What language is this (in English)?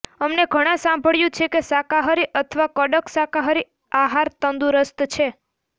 Gujarati